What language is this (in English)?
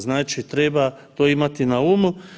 Croatian